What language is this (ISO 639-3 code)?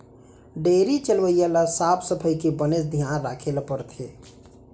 hne